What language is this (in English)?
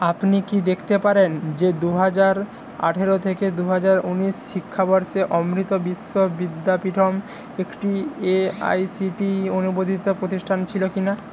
Bangla